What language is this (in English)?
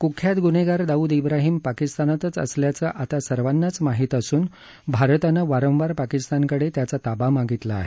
Marathi